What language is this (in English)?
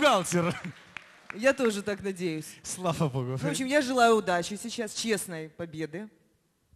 Russian